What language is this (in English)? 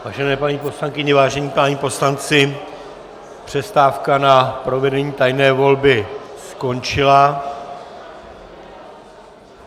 Czech